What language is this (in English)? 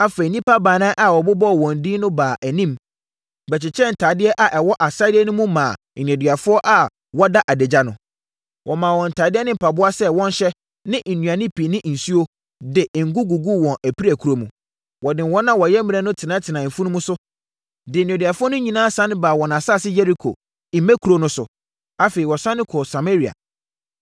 Akan